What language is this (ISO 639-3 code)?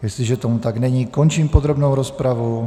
ces